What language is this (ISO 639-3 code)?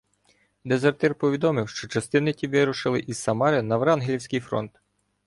ukr